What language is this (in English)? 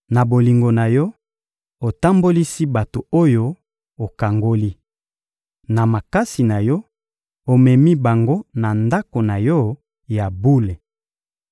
Lingala